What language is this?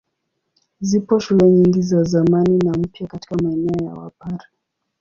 Swahili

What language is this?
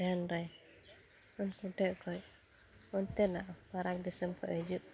Santali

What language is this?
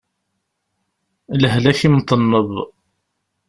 Kabyle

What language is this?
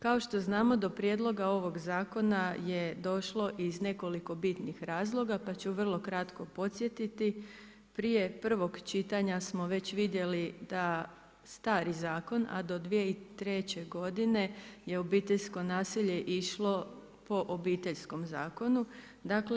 Croatian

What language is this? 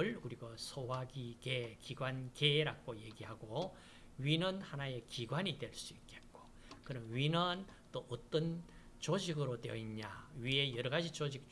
Korean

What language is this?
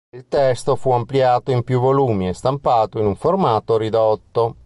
Italian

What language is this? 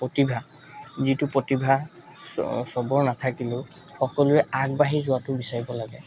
Assamese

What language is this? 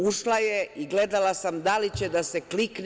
Serbian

